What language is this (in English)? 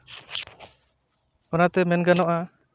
Santali